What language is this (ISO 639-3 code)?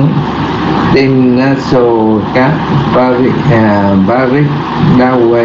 vie